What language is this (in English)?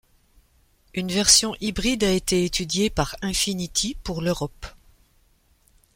French